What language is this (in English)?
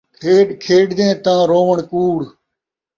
Saraiki